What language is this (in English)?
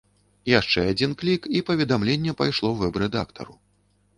Belarusian